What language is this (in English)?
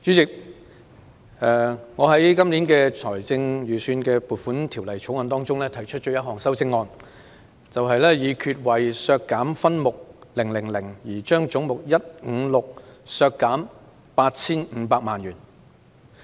Cantonese